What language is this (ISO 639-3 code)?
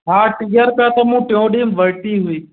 snd